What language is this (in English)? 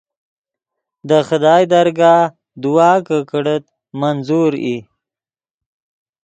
Yidgha